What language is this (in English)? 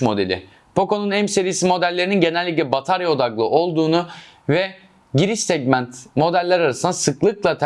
Turkish